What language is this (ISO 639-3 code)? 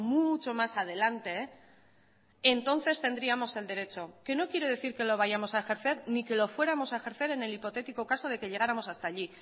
spa